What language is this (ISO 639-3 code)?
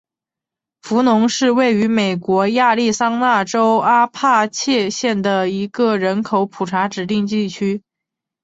zho